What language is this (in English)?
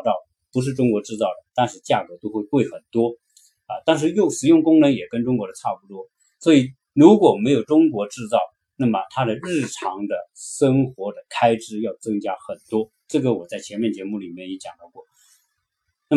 Chinese